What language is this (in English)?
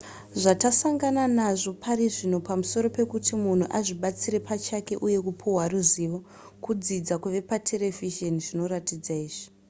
Shona